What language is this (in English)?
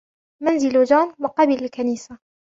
Arabic